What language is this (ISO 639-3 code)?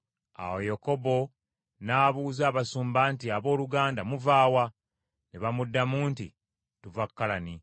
lug